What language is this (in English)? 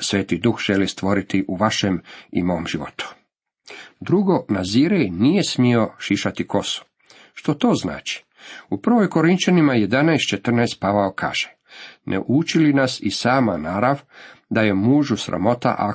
Croatian